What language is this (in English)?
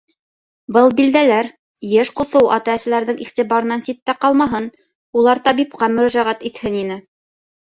Bashkir